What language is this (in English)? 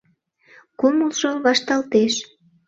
Mari